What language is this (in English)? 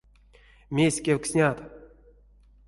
Erzya